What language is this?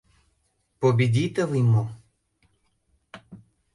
Mari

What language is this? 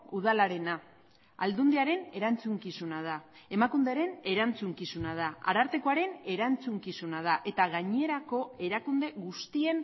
Basque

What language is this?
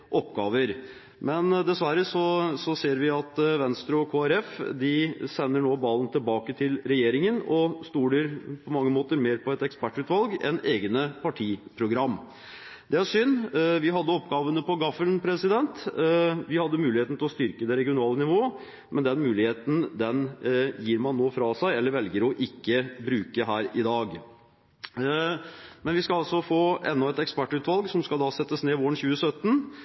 Norwegian Bokmål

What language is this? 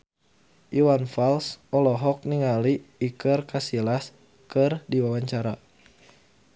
Sundanese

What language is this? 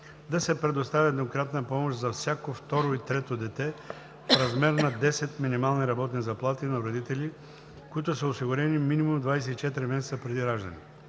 Bulgarian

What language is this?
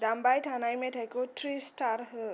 Bodo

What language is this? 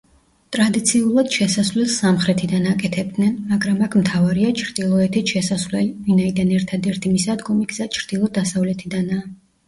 Georgian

